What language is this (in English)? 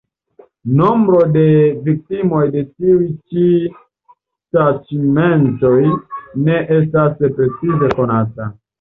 Esperanto